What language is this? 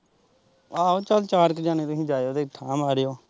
Punjabi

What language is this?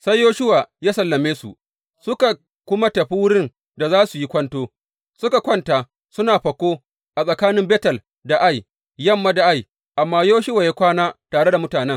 Hausa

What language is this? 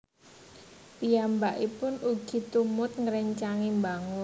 Javanese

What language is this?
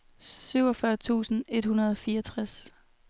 Danish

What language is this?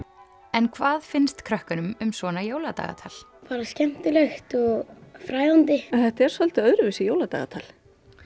Icelandic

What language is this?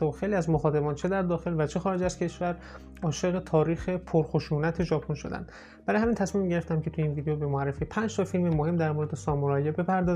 Persian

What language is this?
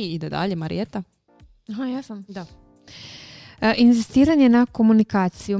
Croatian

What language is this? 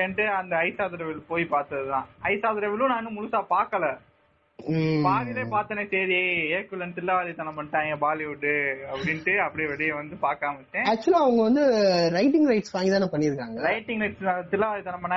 Tamil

